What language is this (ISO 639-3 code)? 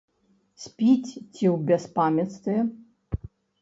bel